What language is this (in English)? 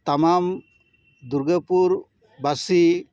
Santali